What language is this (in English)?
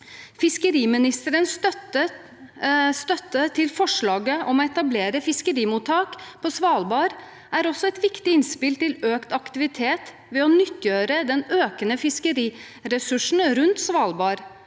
Norwegian